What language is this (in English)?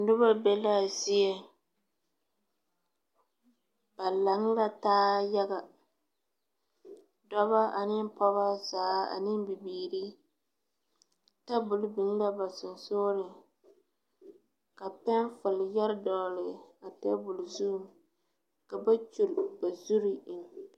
Southern Dagaare